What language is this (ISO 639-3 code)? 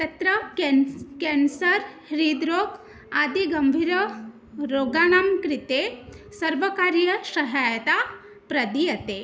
san